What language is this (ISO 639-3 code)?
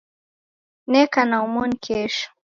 dav